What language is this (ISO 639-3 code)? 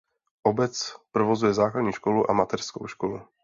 ces